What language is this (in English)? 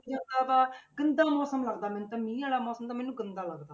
Punjabi